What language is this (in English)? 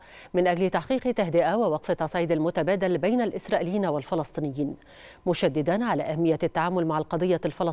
Arabic